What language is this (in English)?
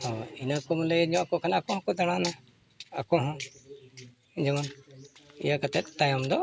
Santali